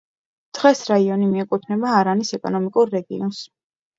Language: Georgian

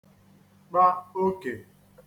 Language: Igbo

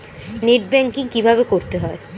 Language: Bangla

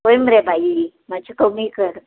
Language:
Konkani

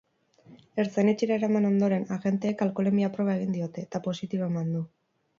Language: Basque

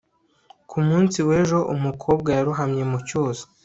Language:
Kinyarwanda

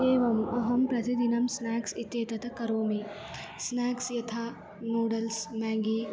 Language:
Sanskrit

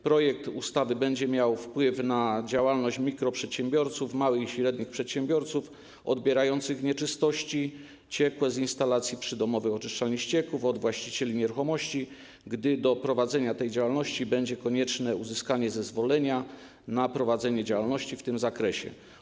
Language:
Polish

